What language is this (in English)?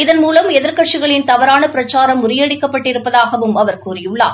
Tamil